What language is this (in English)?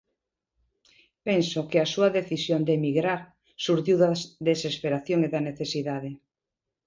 Galician